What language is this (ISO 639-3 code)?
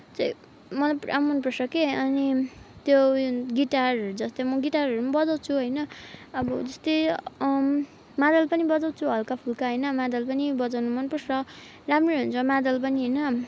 nep